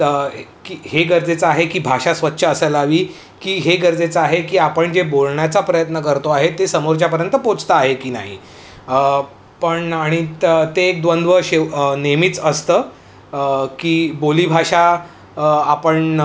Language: Marathi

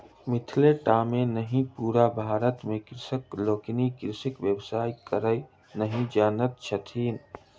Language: Maithili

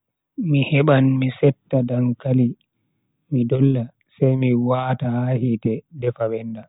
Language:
Bagirmi Fulfulde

